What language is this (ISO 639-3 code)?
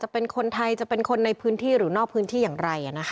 tha